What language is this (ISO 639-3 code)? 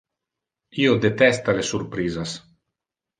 ina